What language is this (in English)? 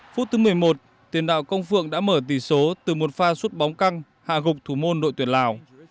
Vietnamese